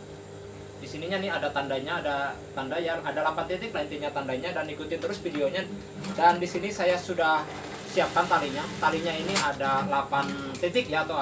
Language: Indonesian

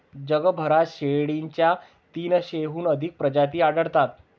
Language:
Marathi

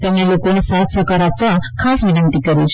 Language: Gujarati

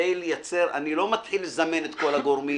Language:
Hebrew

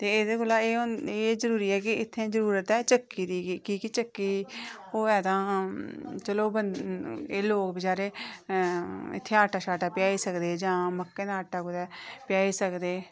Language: Dogri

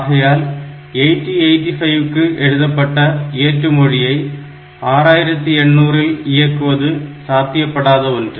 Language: Tamil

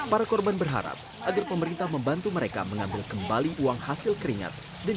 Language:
Indonesian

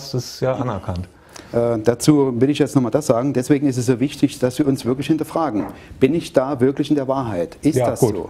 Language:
German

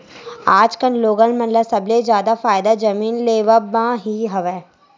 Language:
Chhattisgarhi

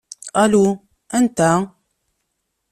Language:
Kabyle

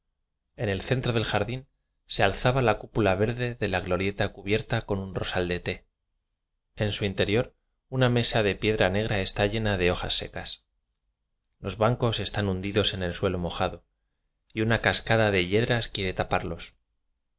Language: Spanish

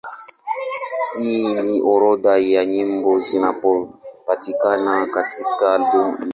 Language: Swahili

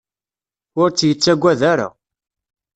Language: Kabyle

